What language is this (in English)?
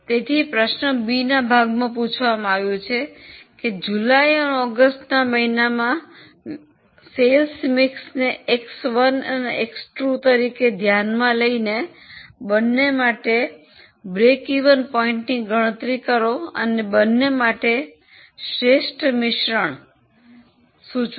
Gujarati